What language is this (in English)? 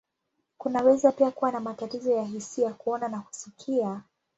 Swahili